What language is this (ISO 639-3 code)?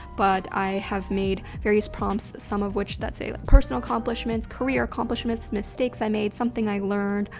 eng